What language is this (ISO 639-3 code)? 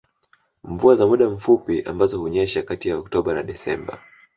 swa